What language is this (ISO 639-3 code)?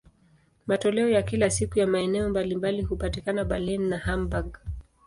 swa